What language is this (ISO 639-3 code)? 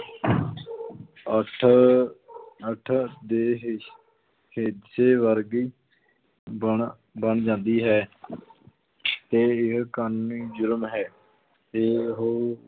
pan